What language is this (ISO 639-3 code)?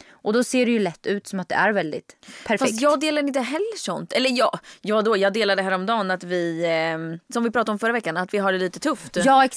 swe